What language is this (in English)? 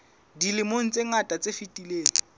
Southern Sotho